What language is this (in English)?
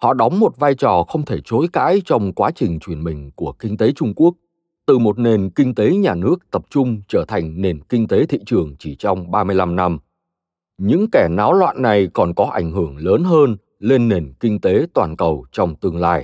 Vietnamese